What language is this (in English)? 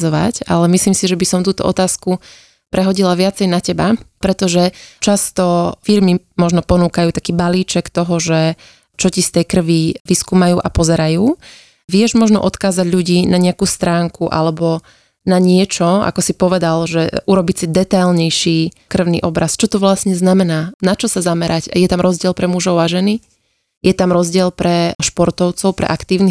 Slovak